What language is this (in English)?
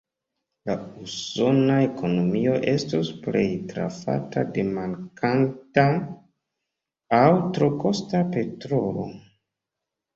Esperanto